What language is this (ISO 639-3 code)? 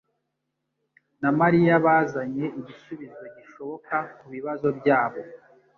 kin